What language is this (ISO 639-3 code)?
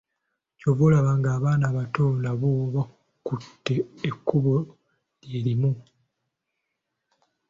lug